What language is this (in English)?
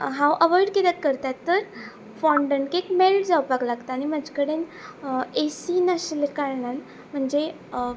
Konkani